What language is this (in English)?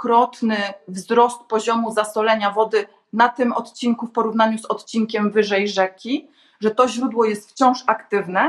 Polish